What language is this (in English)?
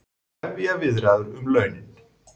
Icelandic